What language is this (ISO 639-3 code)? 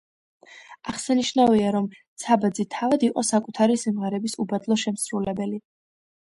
kat